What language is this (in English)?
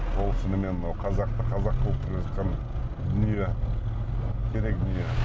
Kazakh